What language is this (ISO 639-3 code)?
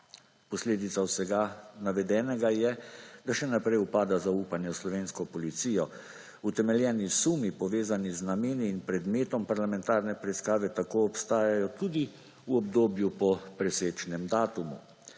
slv